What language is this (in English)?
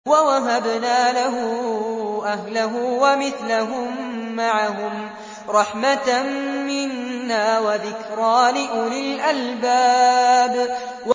Arabic